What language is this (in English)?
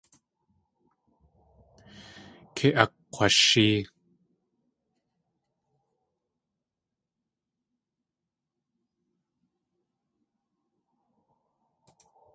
Tlingit